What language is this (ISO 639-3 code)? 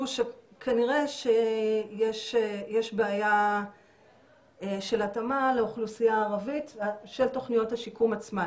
heb